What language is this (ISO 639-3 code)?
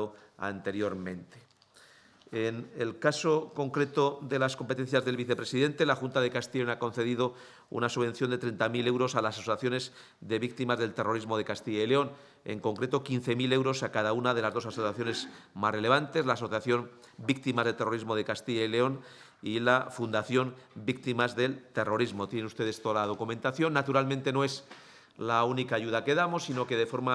spa